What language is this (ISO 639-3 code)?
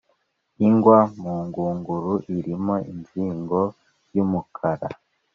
kin